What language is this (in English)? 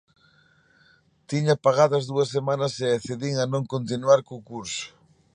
Galician